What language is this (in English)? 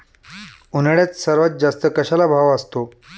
Marathi